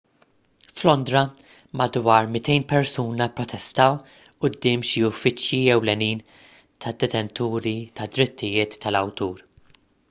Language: Maltese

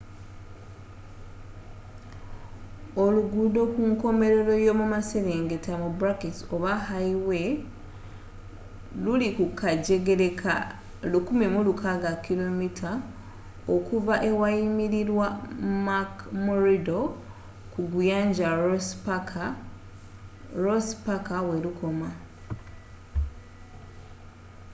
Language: Ganda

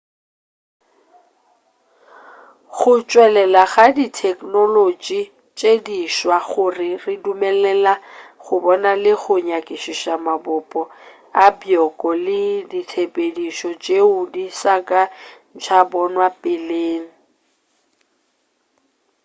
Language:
Northern Sotho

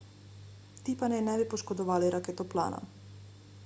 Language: Slovenian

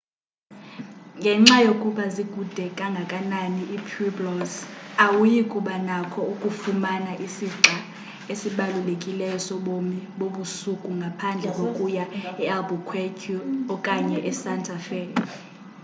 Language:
Xhosa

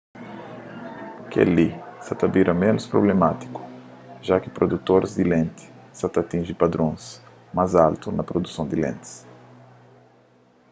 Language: Kabuverdianu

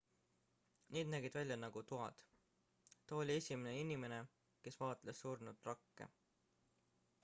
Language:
Estonian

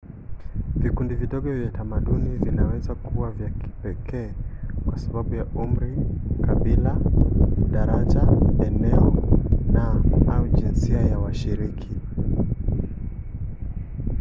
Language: Swahili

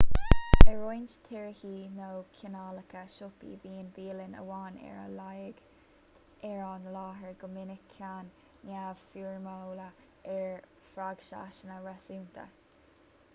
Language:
Irish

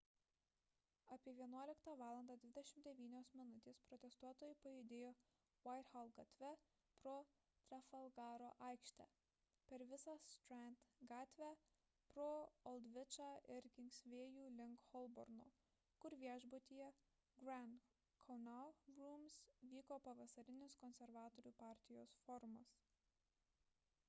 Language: Lithuanian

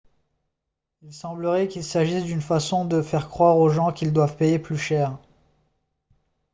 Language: French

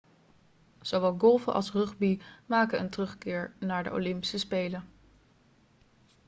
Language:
Dutch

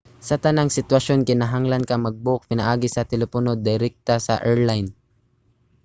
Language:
Cebuano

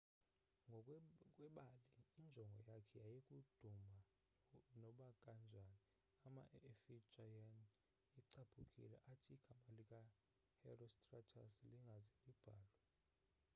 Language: Xhosa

